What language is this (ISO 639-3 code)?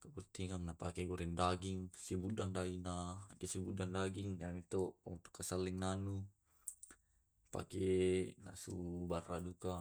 rob